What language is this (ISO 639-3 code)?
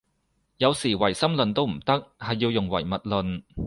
yue